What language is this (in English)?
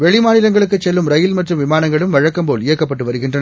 Tamil